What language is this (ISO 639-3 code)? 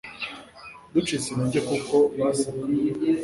kin